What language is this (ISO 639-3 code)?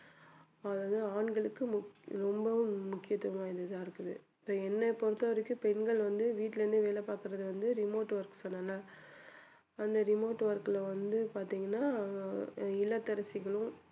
tam